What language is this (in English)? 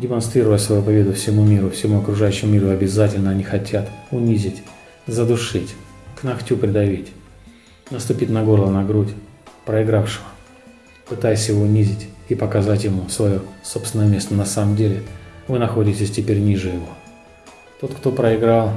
Russian